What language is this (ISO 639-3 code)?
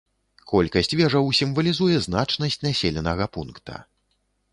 bel